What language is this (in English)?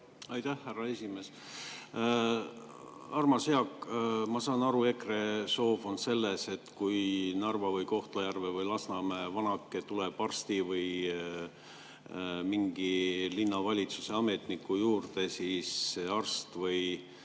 Estonian